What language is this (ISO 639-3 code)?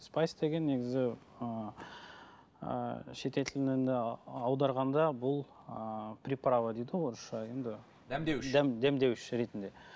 kaz